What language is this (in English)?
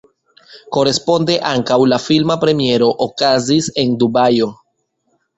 Esperanto